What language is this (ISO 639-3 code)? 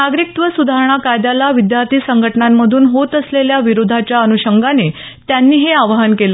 mar